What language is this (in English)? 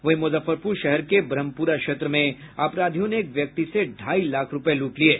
Hindi